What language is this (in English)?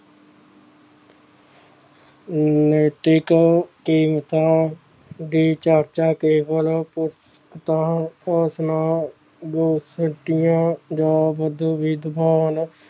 Punjabi